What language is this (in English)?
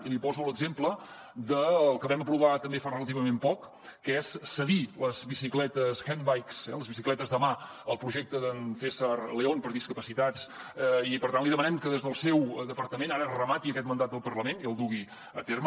Catalan